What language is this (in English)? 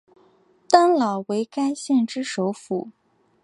Chinese